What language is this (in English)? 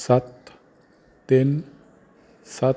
Punjabi